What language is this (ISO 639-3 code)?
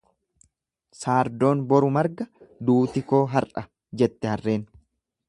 orm